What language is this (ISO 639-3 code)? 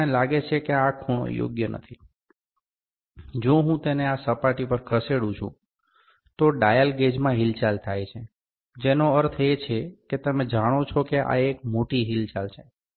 guj